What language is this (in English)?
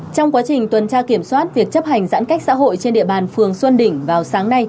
Vietnamese